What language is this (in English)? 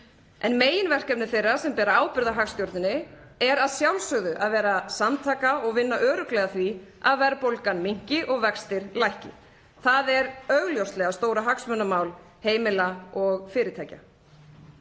Icelandic